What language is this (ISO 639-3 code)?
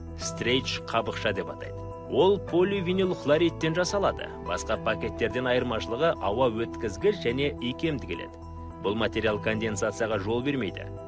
rus